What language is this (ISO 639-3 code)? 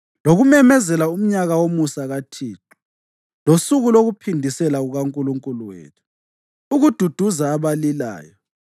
nde